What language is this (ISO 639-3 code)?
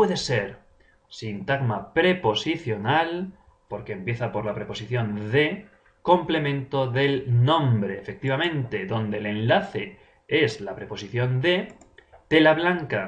spa